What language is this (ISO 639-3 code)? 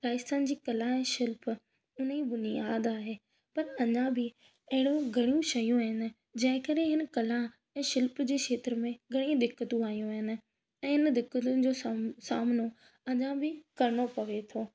snd